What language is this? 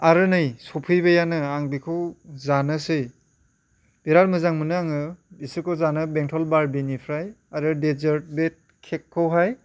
Bodo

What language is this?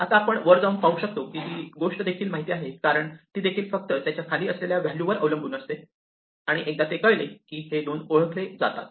Marathi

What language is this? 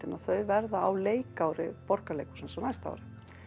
Icelandic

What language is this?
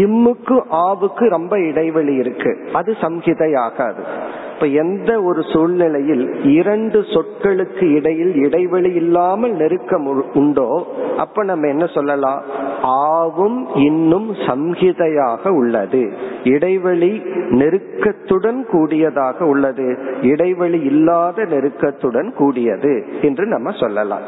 Tamil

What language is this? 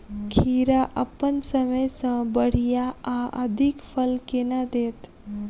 Maithili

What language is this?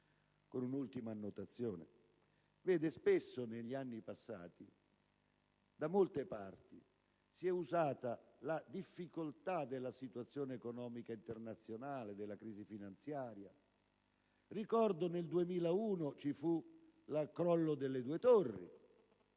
Italian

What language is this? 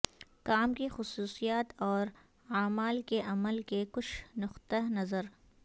Urdu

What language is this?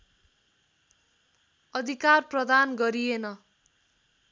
Nepali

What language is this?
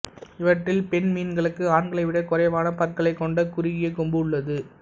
Tamil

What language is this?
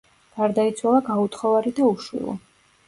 Georgian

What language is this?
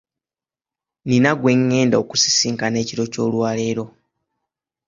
Ganda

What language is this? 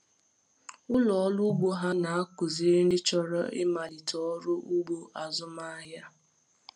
Igbo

